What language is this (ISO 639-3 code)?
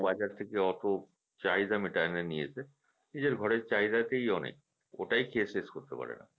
ben